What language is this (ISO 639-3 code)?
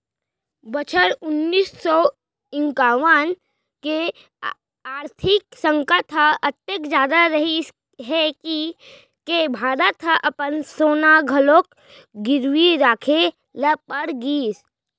hne